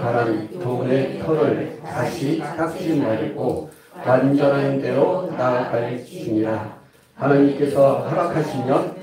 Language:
Korean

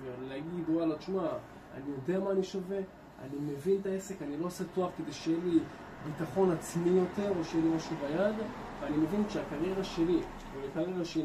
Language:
Hebrew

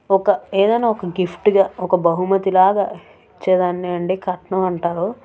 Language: Telugu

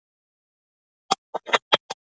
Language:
Icelandic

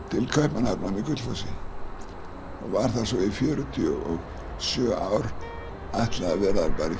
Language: Icelandic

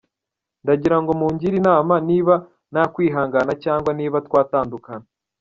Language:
Kinyarwanda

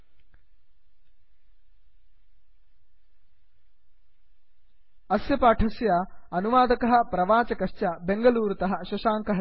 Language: Sanskrit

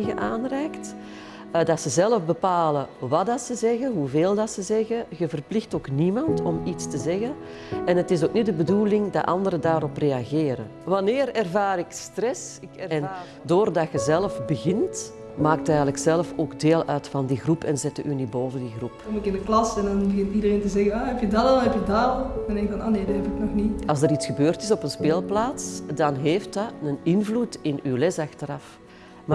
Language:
Dutch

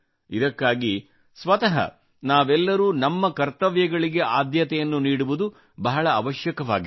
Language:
Kannada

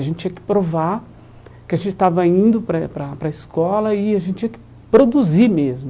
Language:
Portuguese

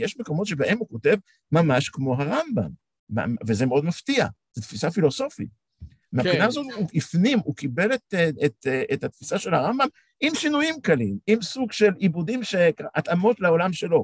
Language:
Hebrew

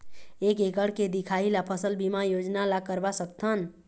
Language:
Chhattisgarhi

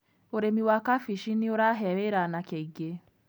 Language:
Kikuyu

